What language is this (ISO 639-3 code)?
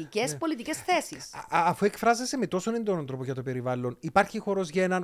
ell